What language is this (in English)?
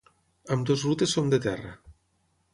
Catalan